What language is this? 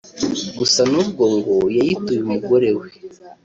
Kinyarwanda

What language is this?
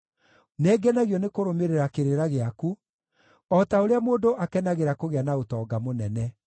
Kikuyu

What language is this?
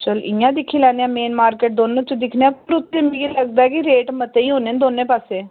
Dogri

